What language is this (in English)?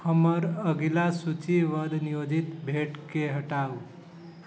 Maithili